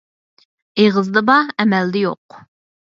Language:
Uyghur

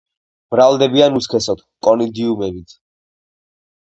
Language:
Georgian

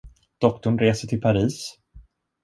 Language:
Swedish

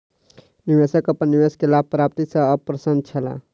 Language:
Maithili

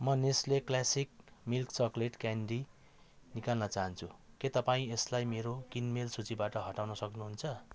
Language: Nepali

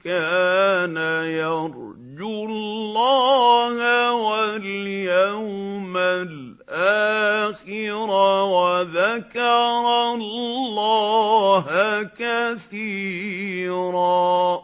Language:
Arabic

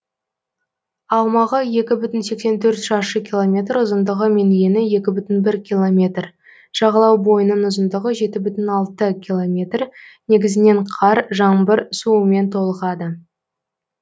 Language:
Kazakh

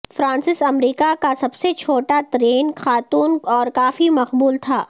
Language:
Urdu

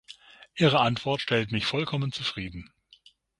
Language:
German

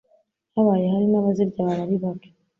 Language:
Kinyarwanda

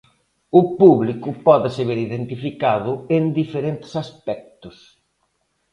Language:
Galician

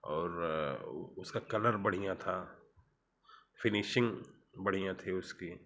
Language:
Hindi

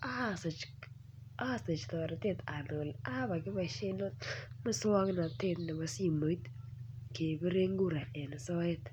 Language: Kalenjin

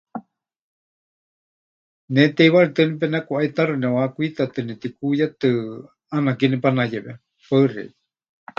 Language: Huichol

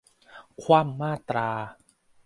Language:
Thai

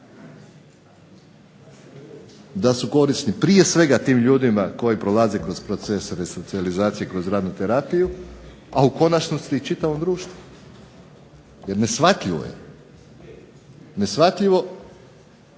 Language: Croatian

